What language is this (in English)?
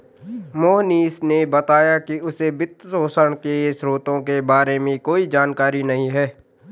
Hindi